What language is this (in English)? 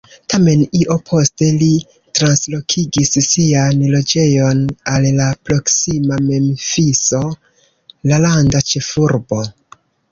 Esperanto